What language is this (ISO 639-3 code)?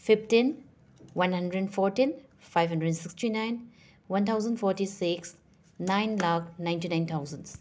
mni